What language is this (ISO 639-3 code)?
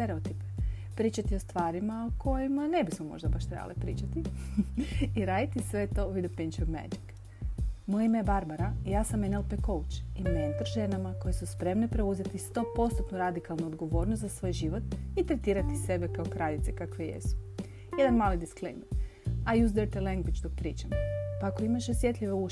hrv